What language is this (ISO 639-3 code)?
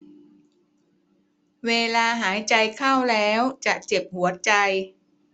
tha